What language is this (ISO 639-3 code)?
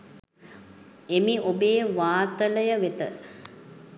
sin